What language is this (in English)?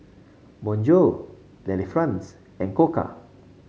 English